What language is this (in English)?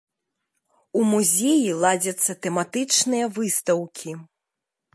Belarusian